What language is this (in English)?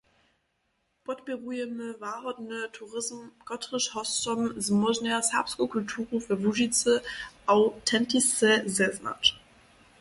Upper Sorbian